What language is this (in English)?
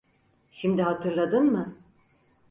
Turkish